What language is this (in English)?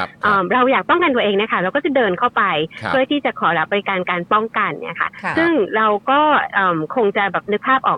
Thai